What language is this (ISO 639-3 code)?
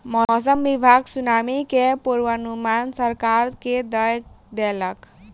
mai